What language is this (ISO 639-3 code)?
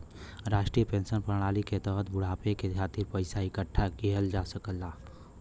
bho